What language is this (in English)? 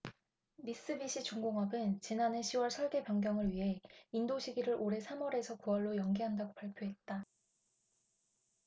Korean